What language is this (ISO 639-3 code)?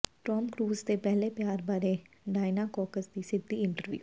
pan